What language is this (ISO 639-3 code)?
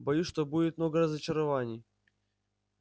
rus